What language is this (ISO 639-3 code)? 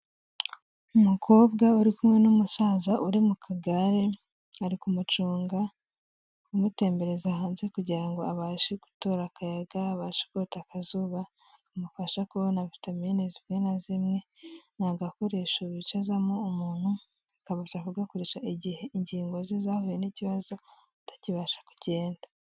kin